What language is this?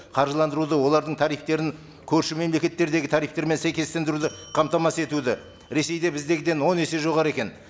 Kazakh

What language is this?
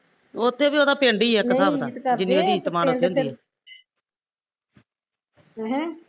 Punjabi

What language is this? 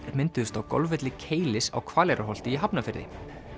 Icelandic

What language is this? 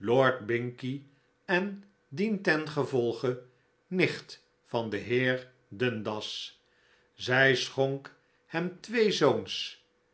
Dutch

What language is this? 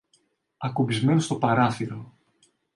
Greek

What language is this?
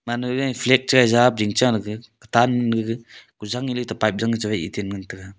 Wancho Naga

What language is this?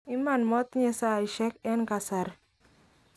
Kalenjin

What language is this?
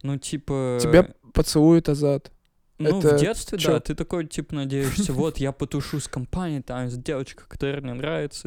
Russian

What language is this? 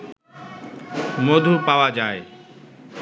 Bangla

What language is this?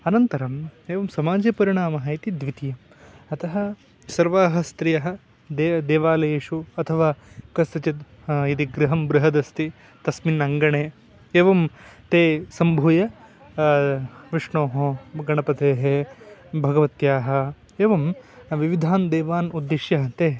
Sanskrit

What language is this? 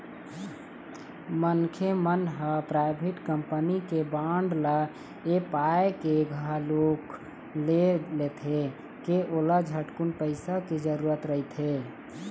Chhattisgarhi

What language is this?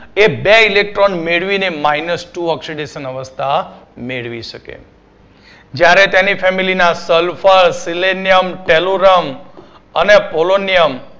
Gujarati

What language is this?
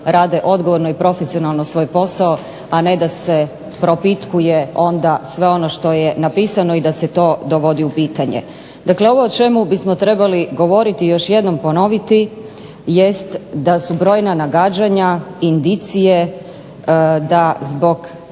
Croatian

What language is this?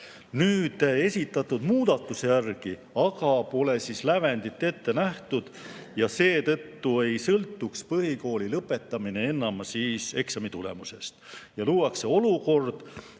Estonian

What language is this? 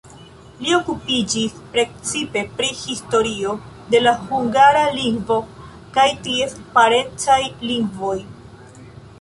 Esperanto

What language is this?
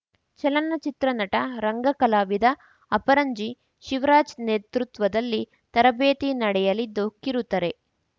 Kannada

